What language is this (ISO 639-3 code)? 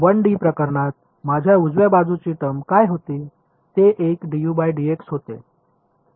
mar